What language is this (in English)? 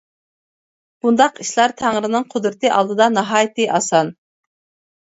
Uyghur